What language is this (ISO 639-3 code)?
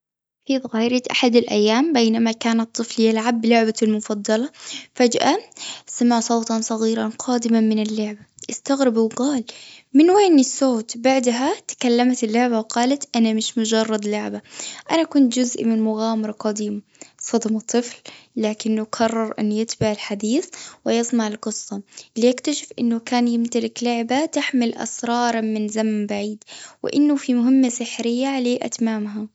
afb